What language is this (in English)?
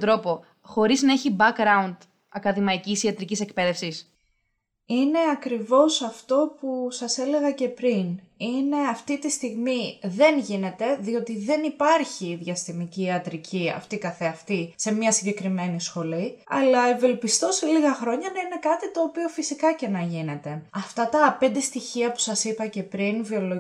Greek